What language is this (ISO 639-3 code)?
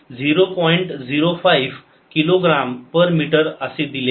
mar